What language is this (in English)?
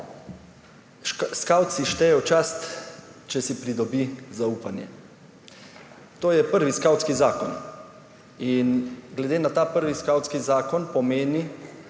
Slovenian